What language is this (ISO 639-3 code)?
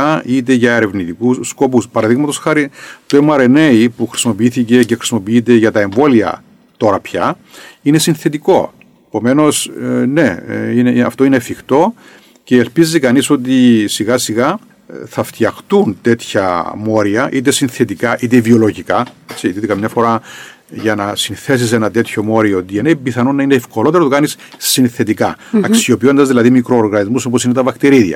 ell